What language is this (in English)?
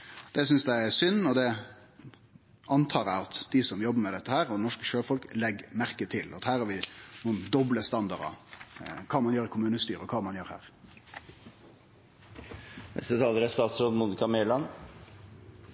Norwegian